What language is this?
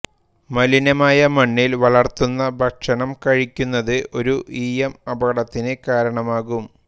Malayalam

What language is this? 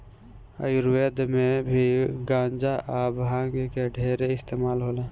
Bhojpuri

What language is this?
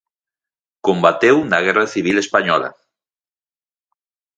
Galician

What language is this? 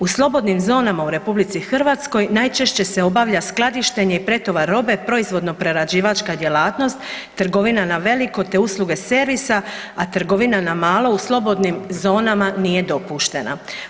Croatian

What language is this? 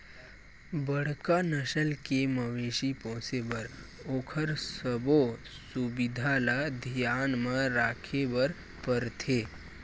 Chhattisgarhi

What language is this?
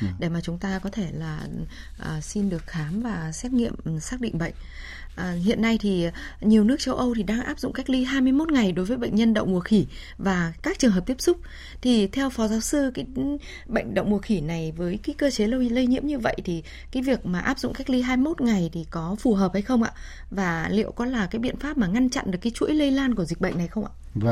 Vietnamese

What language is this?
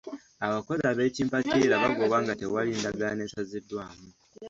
Ganda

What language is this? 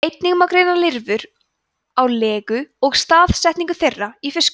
Icelandic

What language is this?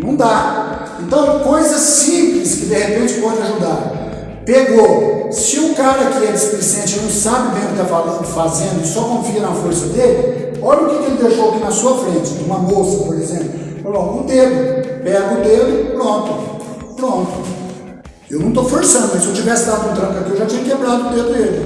Portuguese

